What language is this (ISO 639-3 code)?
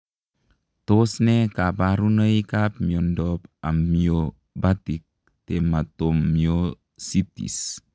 kln